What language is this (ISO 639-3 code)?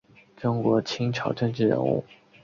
zho